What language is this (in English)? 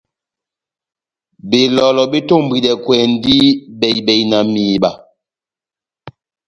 Batanga